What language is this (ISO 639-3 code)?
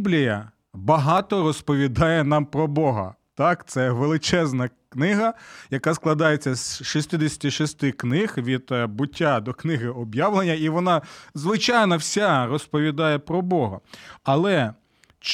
ukr